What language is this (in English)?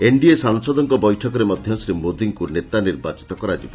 Odia